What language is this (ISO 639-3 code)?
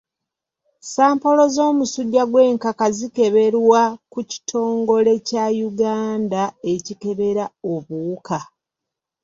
lug